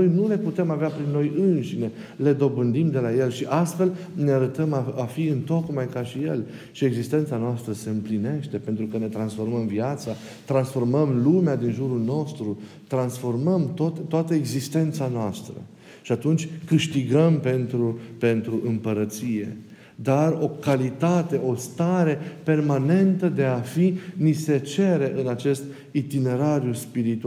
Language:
Romanian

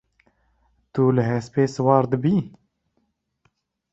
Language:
Kurdish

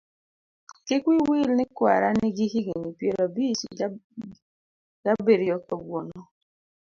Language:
Luo (Kenya and Tanzania)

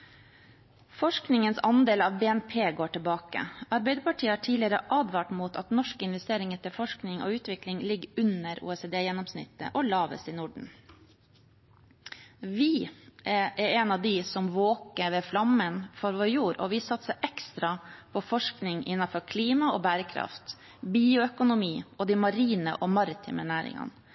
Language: Norwegian Bokmål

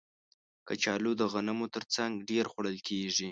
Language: Pashto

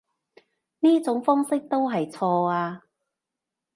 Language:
Cantonese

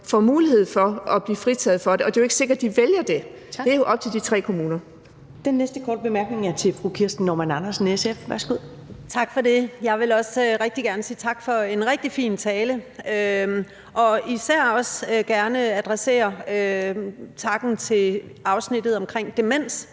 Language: Danish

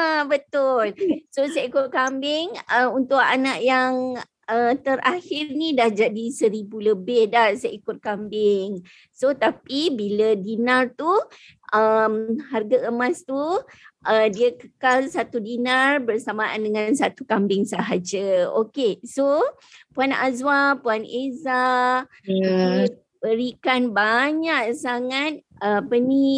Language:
Malay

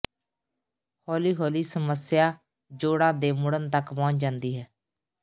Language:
Punjabi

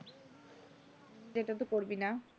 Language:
Bangla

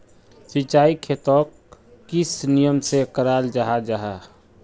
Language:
Magahi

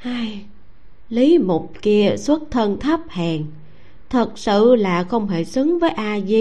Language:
Vietnamese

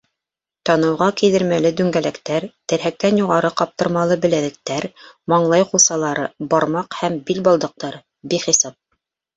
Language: Bashkir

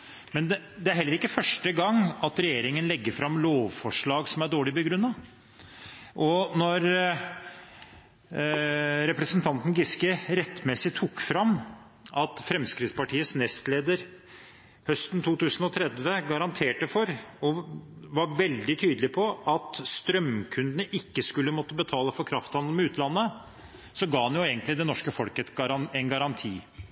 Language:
Norwegian Bokmål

